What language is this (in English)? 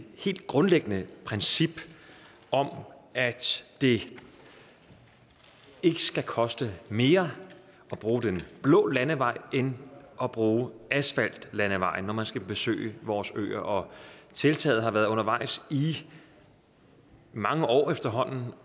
Danish